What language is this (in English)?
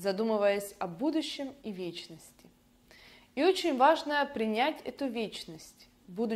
Russian